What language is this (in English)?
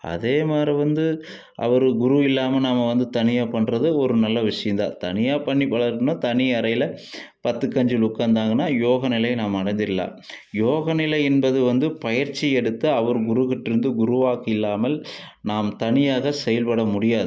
Tamil